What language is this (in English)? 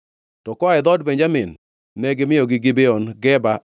Luo (Kenya and Tanzania)